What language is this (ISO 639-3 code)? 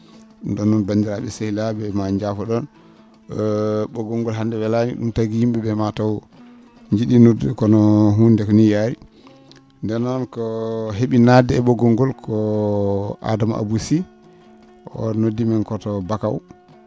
ful